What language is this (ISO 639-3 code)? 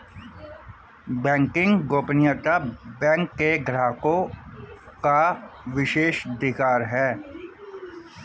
hin